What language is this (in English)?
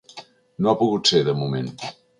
Catalan